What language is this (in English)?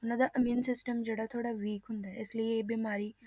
Punjabi